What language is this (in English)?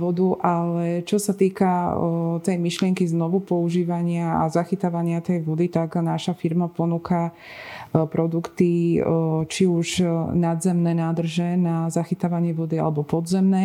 Slovak